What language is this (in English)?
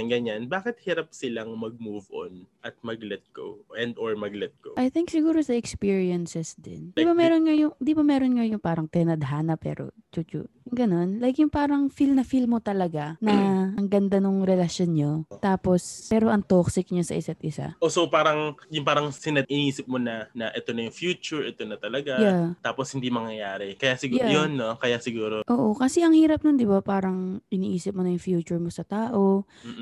Filipino